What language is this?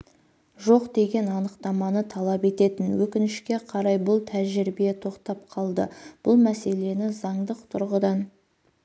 Kazakh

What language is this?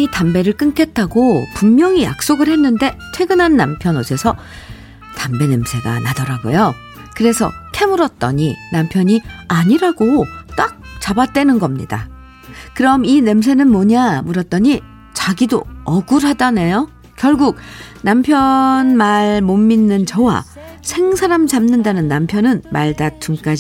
Korean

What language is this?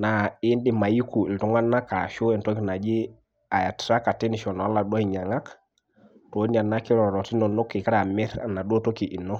Masai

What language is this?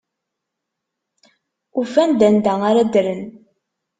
Kabyle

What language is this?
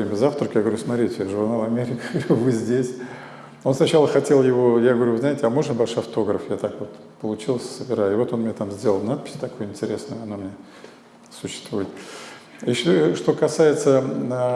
Russian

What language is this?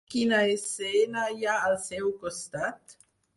Catalan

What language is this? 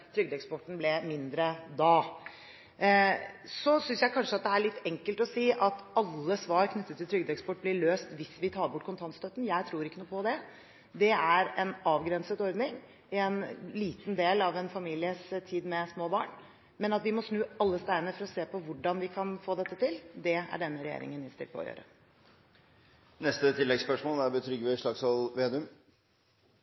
Norwegian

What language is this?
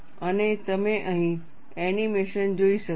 Gujarati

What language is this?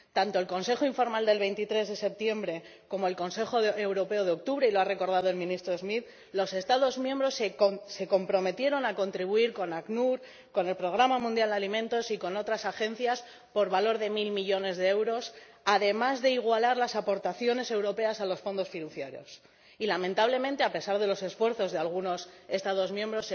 Spanish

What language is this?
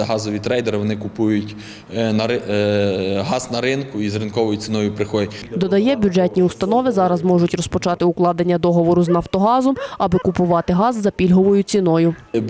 Ukrainian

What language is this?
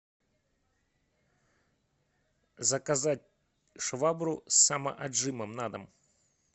Russian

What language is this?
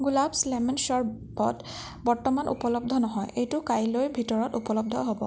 Assamese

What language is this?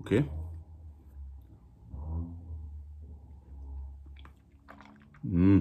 German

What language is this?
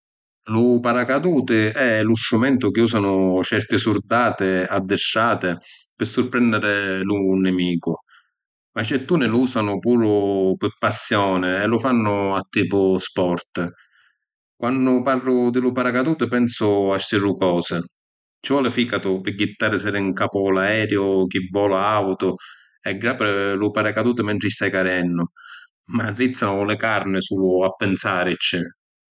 Sicilian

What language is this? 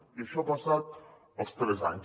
Catalan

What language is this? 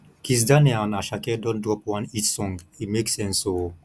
Nigerian Pidgin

